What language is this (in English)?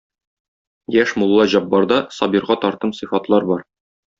Tatar